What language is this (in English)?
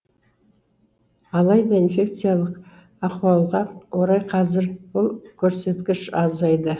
Kazakh